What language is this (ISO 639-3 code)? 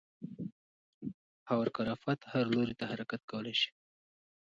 pus